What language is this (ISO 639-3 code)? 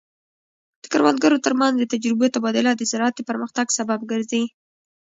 pus